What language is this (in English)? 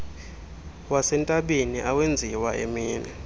Xhosa